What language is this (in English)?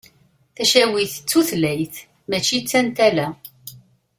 Kabyle